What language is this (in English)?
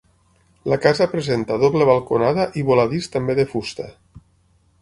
Catalan